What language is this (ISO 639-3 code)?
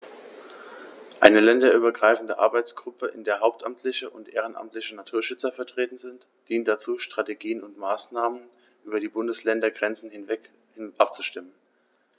deu